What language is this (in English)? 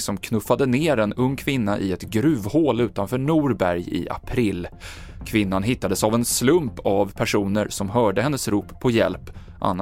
Swedish